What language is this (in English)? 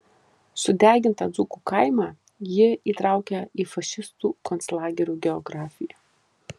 Lithuanian